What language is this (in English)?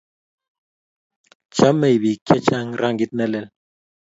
Kalenjin